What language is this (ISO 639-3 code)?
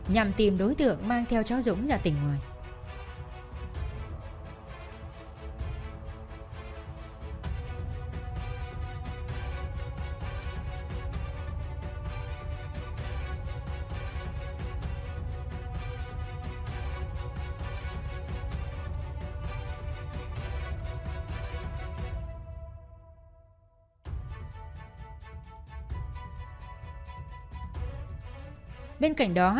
vie